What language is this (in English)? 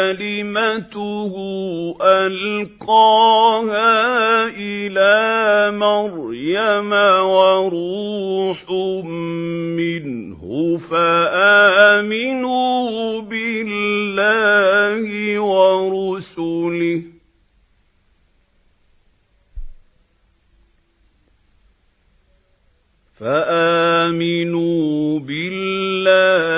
Arabic